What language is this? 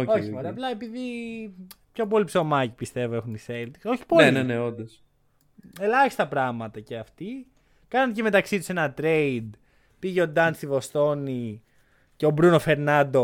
Greek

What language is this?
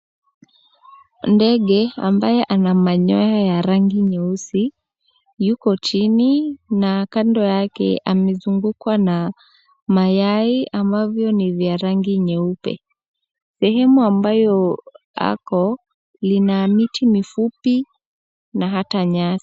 Swahili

